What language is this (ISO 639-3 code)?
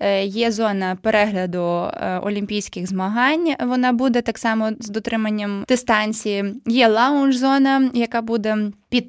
ukr